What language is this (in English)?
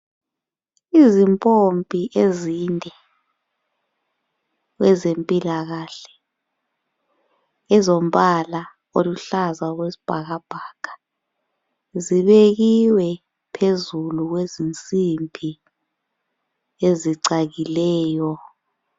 North Ndebele